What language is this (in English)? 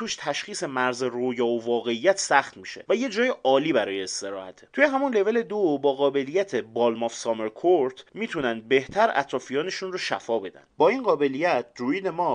Persian